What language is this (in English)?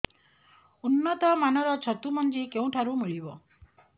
Odia